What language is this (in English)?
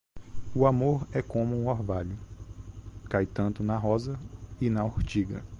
Portuguese